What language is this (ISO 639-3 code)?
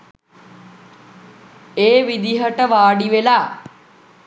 sin